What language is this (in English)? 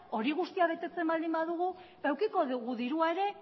Basque